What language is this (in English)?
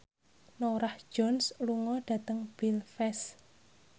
Javanese